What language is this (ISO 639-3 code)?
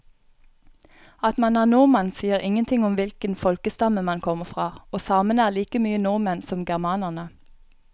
nor